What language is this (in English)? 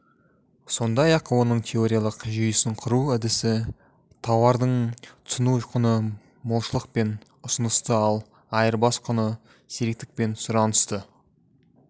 Kazakh